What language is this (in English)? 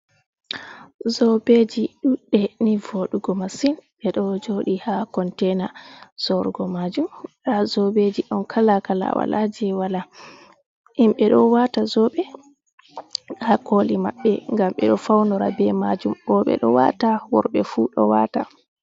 Fula